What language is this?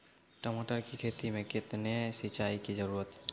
Maithili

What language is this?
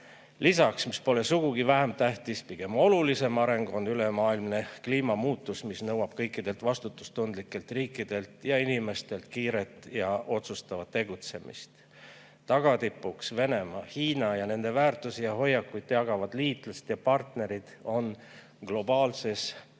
Estonian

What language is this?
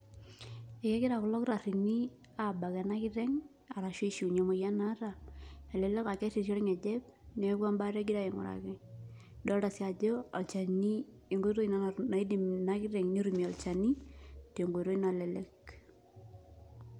Masai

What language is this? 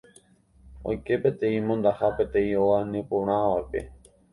Guarani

